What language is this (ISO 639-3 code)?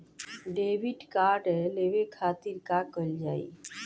bho